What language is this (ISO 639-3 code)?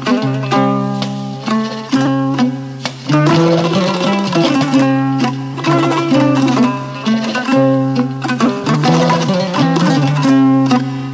ful